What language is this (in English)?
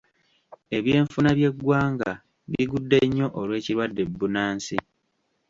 Ganda